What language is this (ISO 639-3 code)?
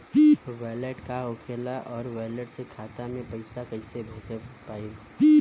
bho